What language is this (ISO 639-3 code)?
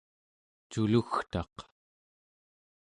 esu